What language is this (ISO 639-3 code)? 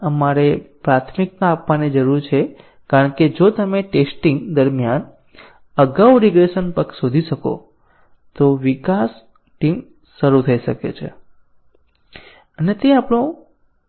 guj